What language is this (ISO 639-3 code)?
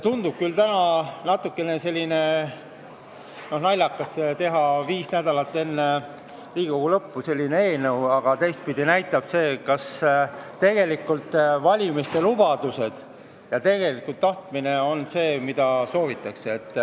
est